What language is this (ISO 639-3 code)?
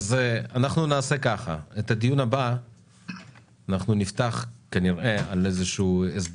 heb